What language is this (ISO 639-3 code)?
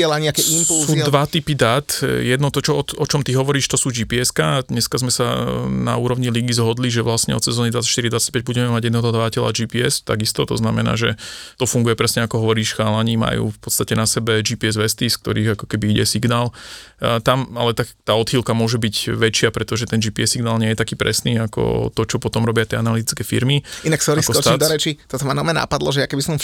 slk